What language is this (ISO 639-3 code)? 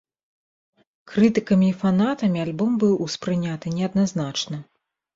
bel